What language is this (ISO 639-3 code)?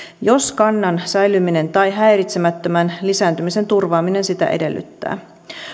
fin